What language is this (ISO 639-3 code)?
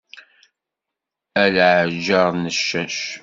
kab